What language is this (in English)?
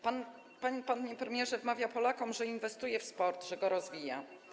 Polish